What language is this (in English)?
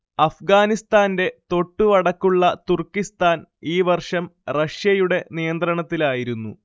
Malayalam